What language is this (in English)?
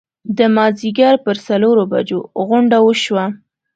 Pashto